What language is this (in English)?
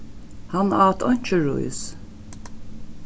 Faroese